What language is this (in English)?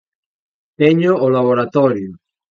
Galician